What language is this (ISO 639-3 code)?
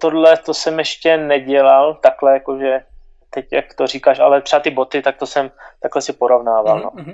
ces